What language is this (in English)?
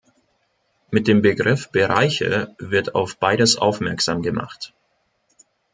German